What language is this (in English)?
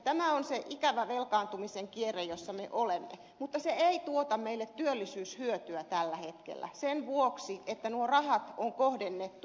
Finnish